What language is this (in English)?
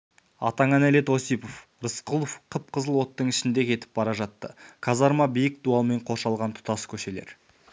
Kazakh